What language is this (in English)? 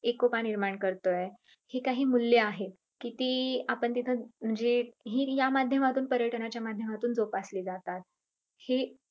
Marathi